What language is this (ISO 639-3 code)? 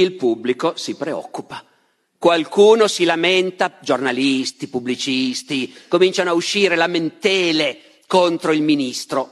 ita